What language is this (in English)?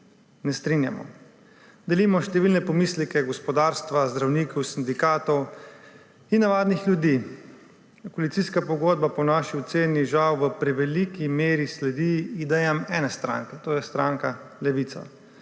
Slovenian